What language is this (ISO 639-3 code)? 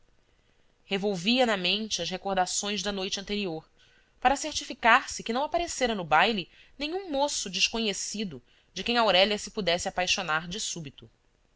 por